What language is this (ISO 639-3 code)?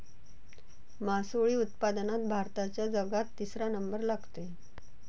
mar